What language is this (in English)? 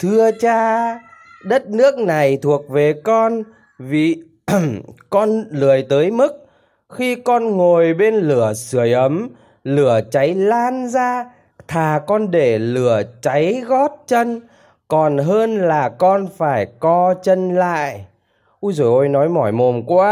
Vietnamese